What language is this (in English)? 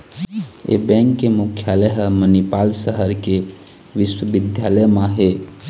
Chhattisgarhi